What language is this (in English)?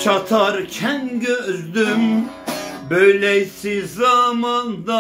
Turkish